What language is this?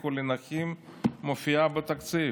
Hebrew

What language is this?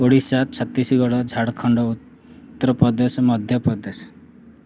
Odia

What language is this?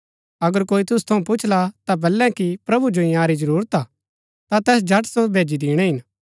Gaddi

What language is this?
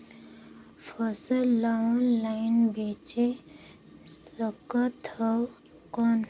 Chhattisgarhi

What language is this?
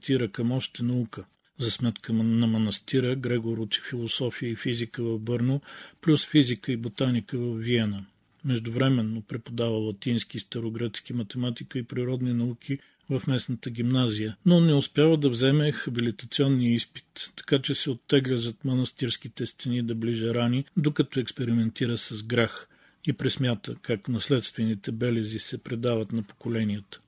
Bulgarian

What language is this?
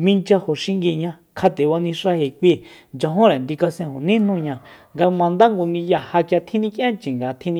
Soyaltepec Mazatec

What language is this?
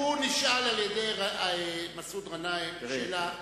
Hebrew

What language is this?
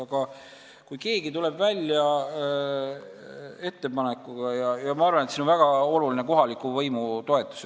Estonian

